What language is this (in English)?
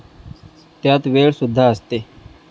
Marathi